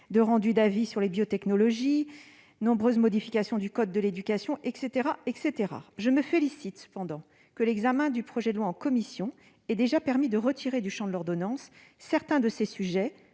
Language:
French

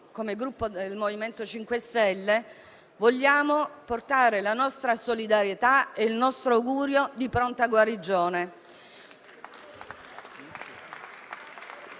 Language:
Italian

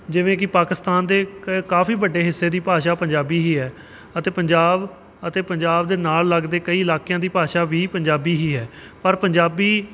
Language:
Punjabi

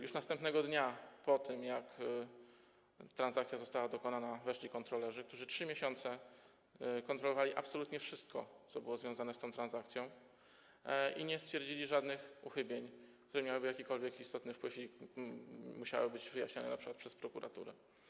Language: Polish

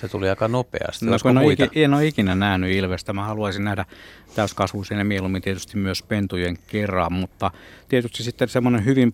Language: Finnish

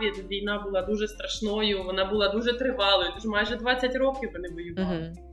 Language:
Ukrainian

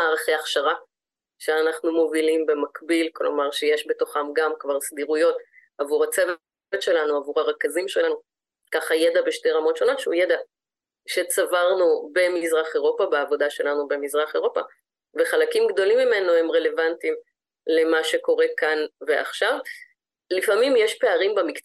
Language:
Hebrew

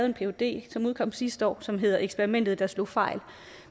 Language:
Danish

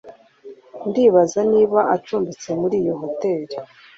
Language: Kinyarwanda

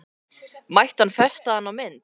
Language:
Icelandic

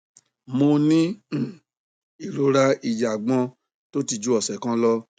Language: Yoruba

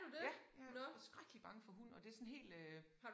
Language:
Danish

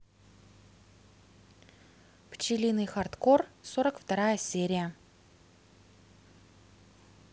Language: Russian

